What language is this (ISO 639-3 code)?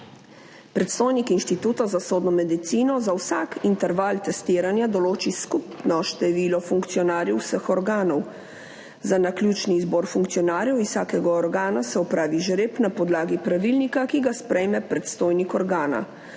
slv